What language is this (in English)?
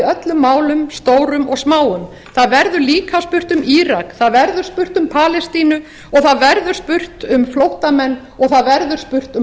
Icelandic